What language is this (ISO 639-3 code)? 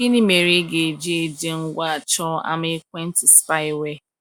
ibo